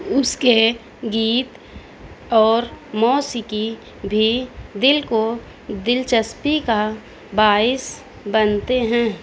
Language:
Urdu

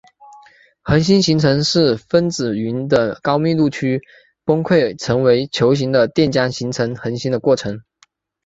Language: Chinese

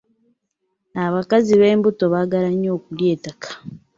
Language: Ganda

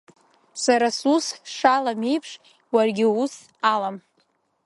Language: Abkhazian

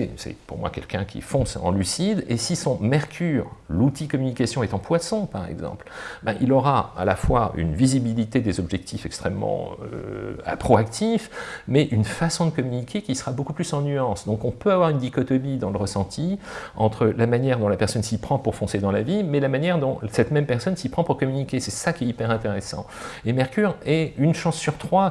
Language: French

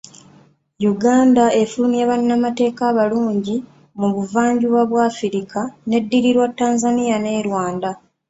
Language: Ganda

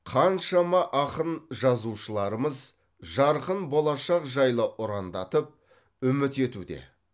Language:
Kazakh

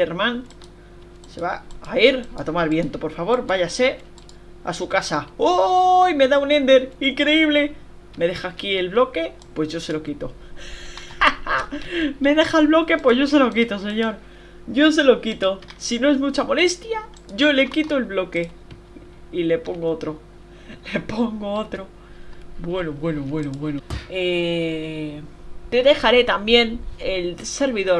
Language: Spanish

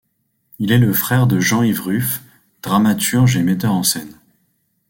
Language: French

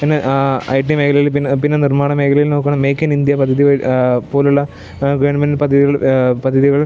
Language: Malayalam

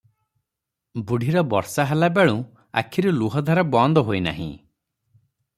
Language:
Odia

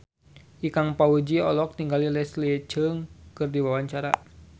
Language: Sundanese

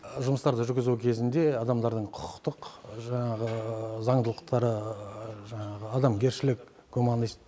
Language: Kazakh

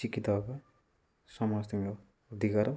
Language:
Odia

